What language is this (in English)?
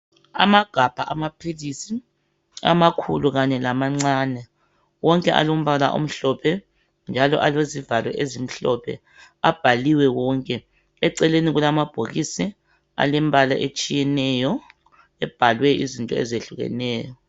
North Ndebele